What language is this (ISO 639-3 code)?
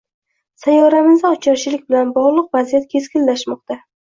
uzb